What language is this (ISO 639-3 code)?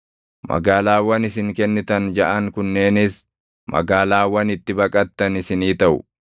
orm